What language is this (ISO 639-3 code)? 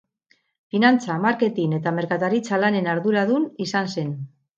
eus